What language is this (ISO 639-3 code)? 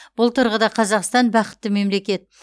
kaz